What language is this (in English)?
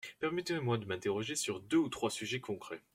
French